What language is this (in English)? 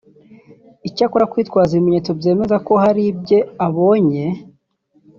Kinyarwanda